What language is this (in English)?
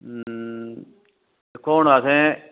Dogri